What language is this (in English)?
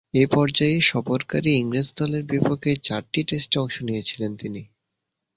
Bangla